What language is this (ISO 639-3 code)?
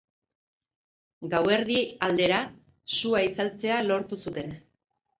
eus